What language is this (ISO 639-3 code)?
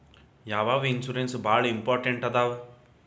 kan